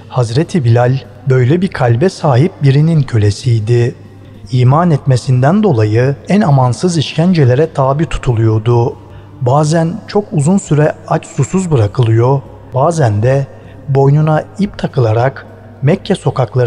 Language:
Turkish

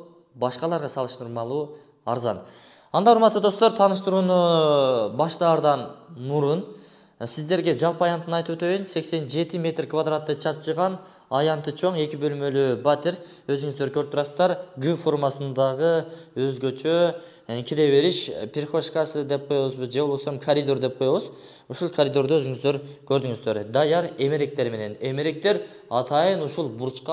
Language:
Turkish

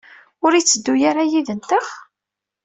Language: Kabyle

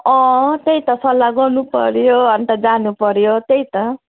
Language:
Nepali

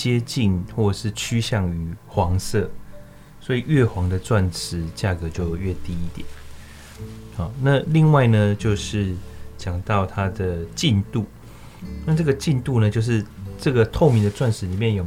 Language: Chinese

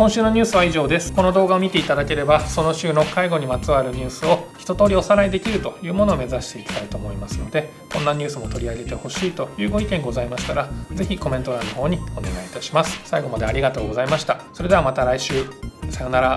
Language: Japanese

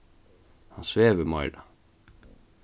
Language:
Faroese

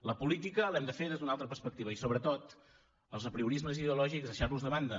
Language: Catalan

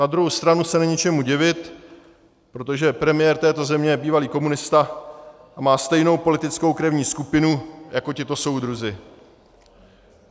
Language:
Czech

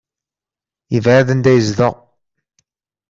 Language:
Kabyle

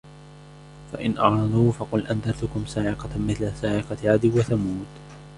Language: Arabic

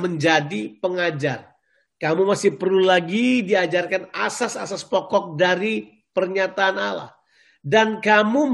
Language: Indonesian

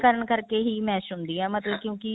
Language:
Punjabi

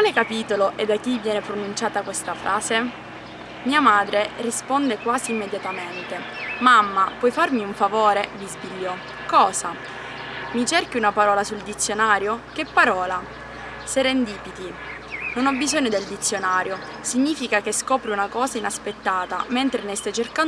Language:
Italian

